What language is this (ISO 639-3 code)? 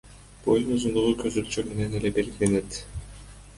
kir